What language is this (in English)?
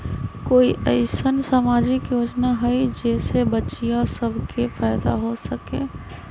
Magahi